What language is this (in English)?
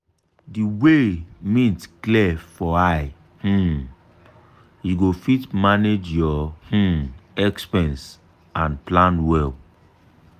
Nigerian Pidgin